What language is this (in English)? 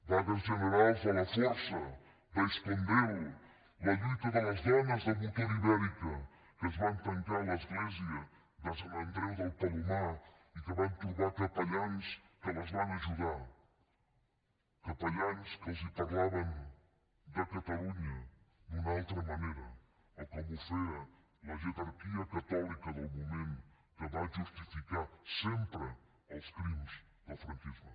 Catalan